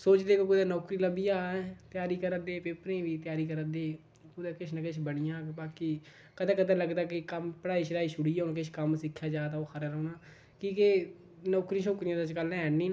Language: Dogri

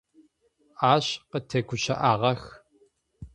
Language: Adyghe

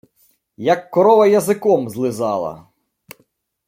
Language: Ukrainian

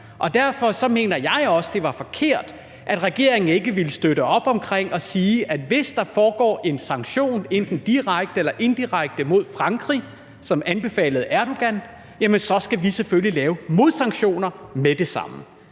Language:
Danish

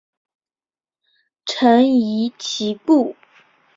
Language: Chinese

